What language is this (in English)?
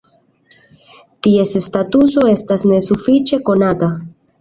Esperanto